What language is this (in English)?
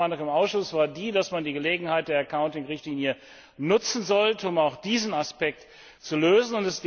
German